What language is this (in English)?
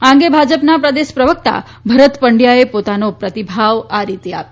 Gujarati